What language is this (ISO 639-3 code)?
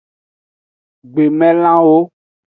ajg